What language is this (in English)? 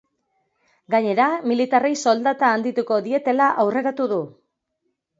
Basque